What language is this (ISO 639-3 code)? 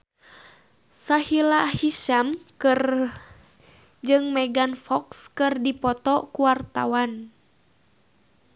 sun